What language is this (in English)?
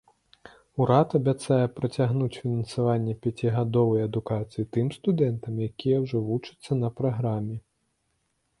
Belarusian